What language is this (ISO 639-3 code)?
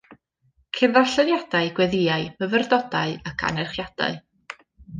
cym